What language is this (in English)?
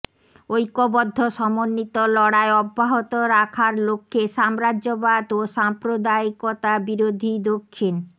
Bangla